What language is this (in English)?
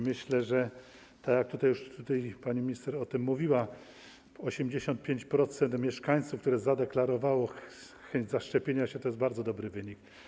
Polish